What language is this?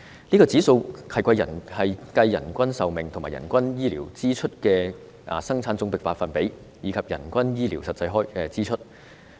Cantonese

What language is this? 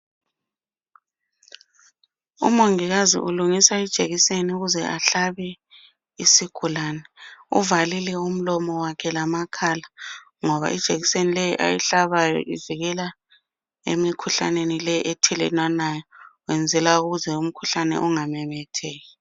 North Ndebele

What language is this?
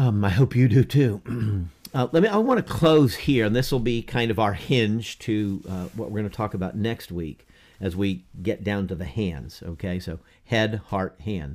English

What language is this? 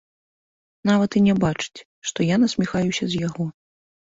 Belarusian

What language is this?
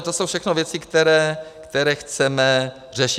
Czech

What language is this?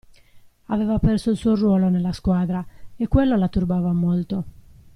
Italian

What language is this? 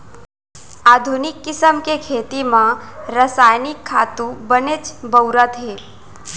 Chhattisgarhi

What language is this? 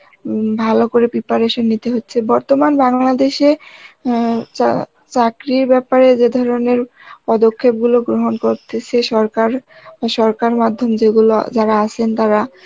Bangla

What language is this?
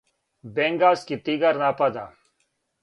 Serbian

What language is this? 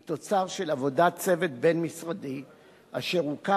Hebrew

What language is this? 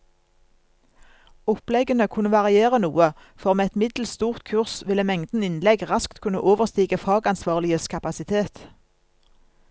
Norwegian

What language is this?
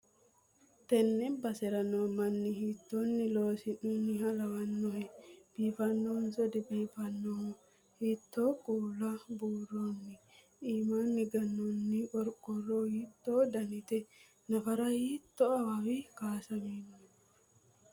Sidamo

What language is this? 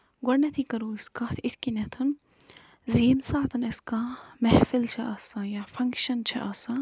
Kashmiri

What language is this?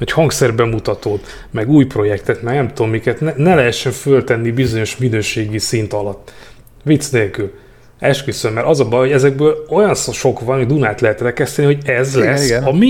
Hungarian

